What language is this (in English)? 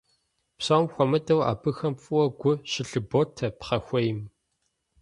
Kabardian